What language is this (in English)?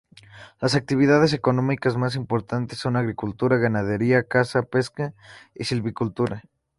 Spanish